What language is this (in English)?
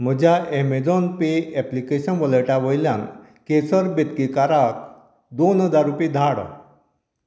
Konkani